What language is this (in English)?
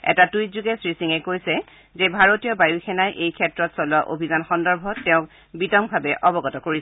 Assamese